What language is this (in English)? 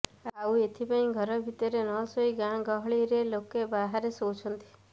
Odia